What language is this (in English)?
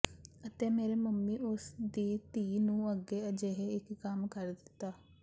Punjabi